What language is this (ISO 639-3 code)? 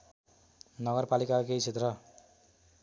nep